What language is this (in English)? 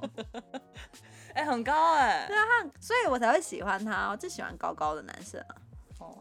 Chinese